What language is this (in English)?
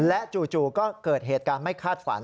Thai